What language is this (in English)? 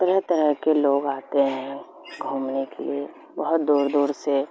Urdu